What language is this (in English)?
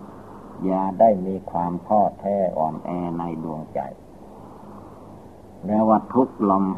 Thai